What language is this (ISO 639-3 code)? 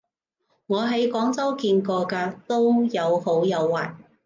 yue